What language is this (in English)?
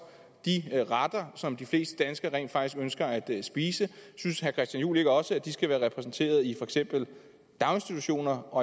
Danish